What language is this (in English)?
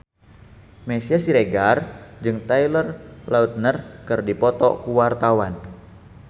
Sundanese